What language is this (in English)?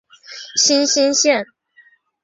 Chinese